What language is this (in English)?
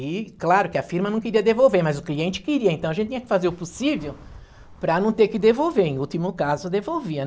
Portuguese